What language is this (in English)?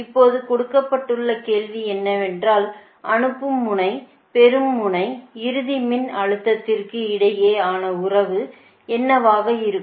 Tamil